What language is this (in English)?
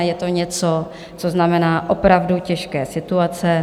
Czech